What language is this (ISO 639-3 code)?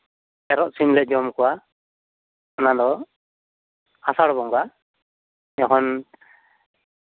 sat